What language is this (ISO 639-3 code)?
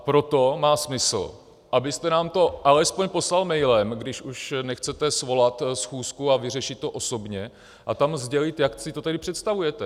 ces